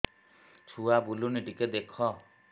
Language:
Odia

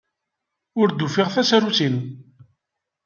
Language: Kabyle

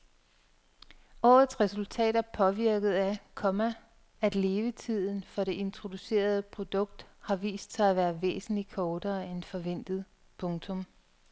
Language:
Danish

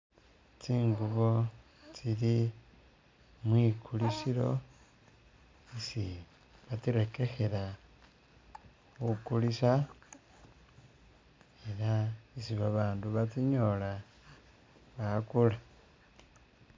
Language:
Masaaba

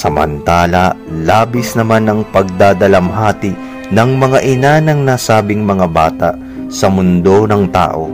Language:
Filipino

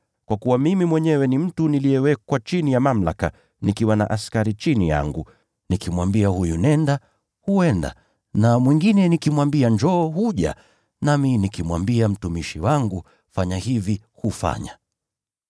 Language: Swahili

